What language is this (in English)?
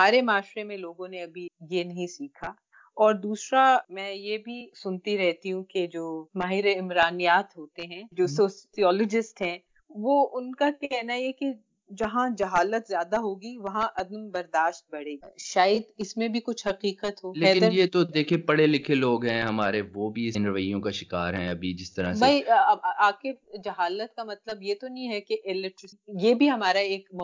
Urdu